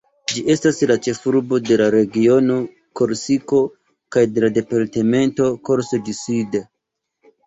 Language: Esperanto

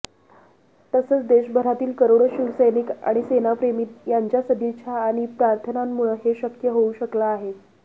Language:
Marathi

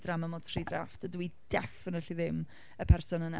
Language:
Welsh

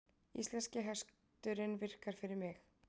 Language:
Icelandic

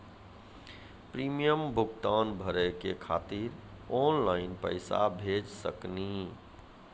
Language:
Maithili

